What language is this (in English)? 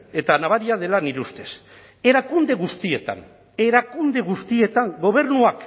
Basque